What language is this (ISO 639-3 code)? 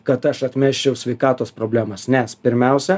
lit